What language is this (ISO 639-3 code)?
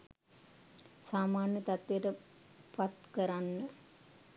sin